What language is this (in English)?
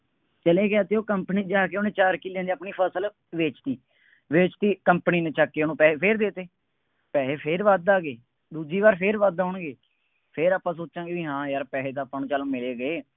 Punjabi